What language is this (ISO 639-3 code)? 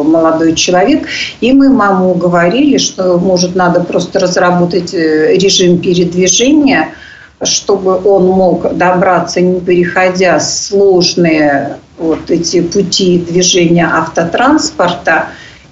rus